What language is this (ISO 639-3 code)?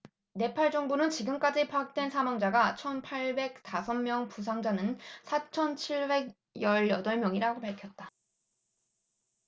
kor